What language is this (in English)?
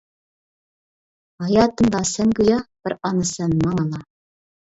Uyghur